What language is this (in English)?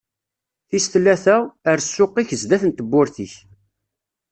Kabyle